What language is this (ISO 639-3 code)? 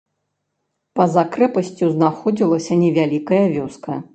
bel